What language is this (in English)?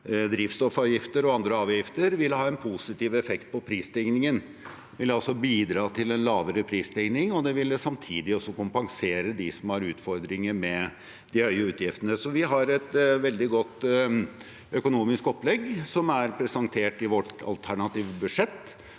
Norwegian